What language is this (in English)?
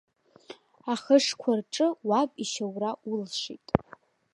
Abkhazian